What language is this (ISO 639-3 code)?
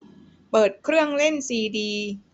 tha